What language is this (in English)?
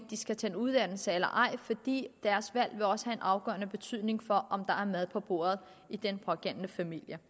Danish